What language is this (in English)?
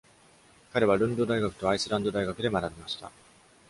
Japanese